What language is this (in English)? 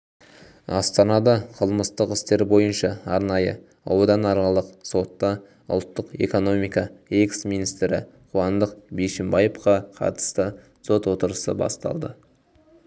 Kazakh